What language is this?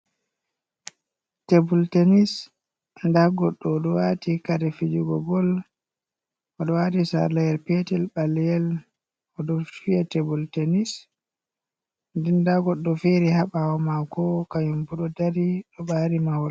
Fula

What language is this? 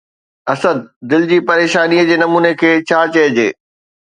Sindhi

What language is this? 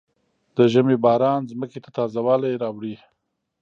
Pashto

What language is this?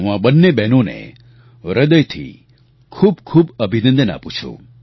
Gujarati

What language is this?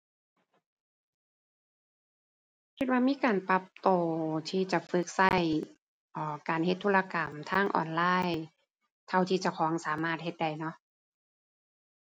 Thai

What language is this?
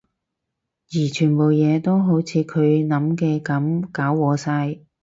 Cantonese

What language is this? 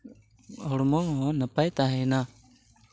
Santali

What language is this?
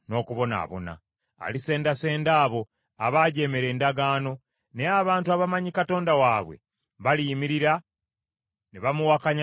Ganda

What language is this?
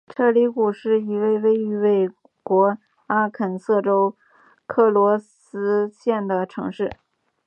Chinese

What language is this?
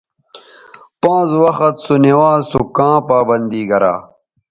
Bateri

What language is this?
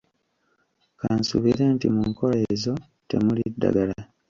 Ganda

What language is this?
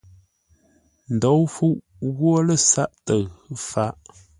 Ngombale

